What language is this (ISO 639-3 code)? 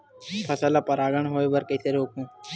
hne